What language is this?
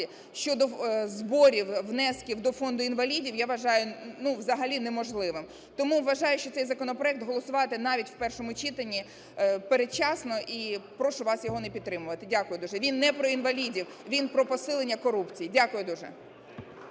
Ukrainian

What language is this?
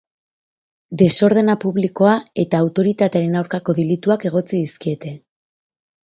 Basque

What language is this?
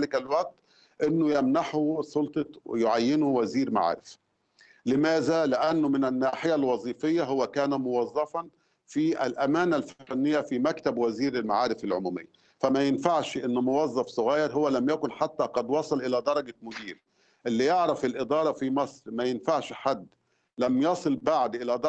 Arabic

